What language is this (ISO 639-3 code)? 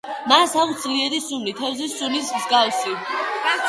kat